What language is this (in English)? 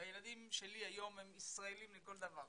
Hebrew